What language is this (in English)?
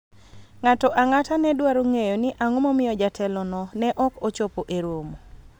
Luo (Kenya and Tanzania)